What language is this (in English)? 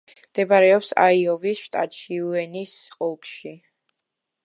Georgian